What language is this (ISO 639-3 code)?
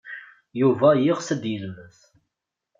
kab